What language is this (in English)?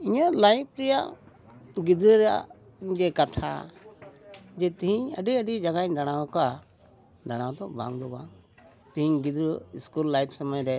Santali